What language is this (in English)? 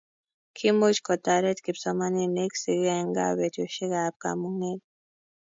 Kalenjin